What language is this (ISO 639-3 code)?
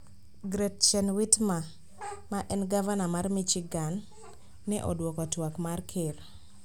luo